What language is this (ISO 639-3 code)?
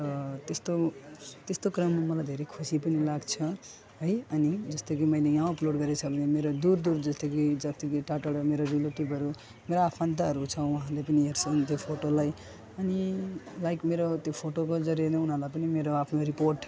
nep